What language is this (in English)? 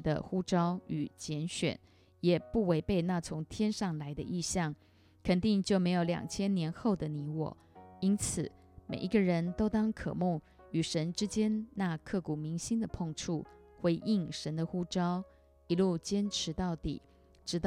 Chinese